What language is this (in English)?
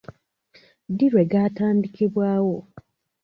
Ganda